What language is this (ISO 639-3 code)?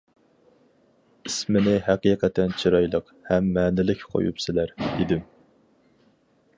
uig